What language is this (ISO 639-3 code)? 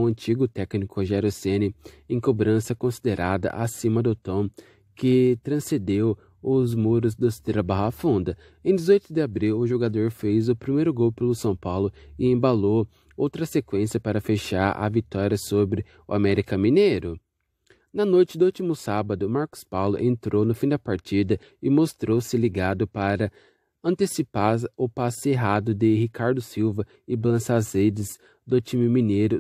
por